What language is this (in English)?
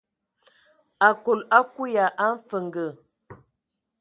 Ewondo